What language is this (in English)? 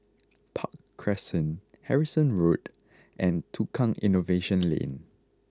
English